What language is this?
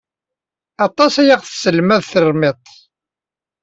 Kabyle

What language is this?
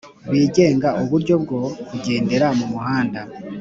Kinyarwanda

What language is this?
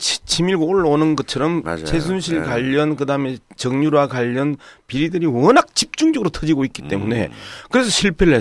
Korean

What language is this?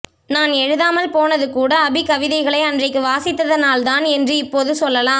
Tamil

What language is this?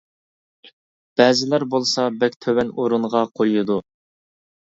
Uyghur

